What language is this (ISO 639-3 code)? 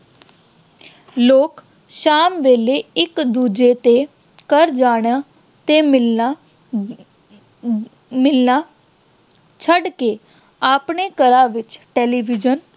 pan